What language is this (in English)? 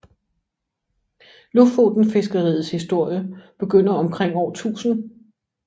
Danish